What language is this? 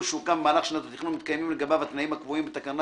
Hebrew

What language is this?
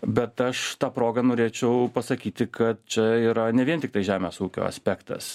Lithuanian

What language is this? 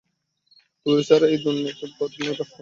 Bangla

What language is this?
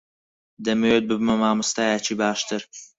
Central Kurdish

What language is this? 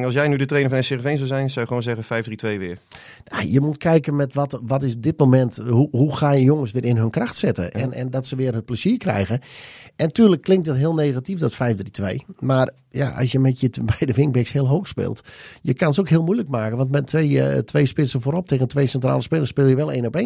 Dutch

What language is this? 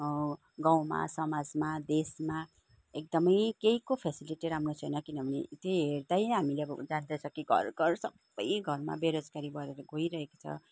Nepali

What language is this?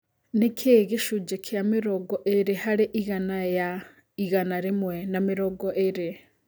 Kikuyu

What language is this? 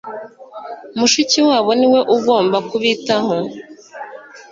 Kinyarwanda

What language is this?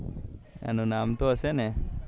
Gujarati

